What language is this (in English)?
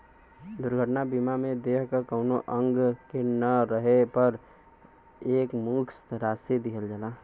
Bhojpuri